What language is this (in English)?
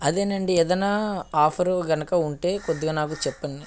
Telugu